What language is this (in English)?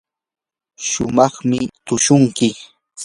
Yanahuanca Pasco Quechua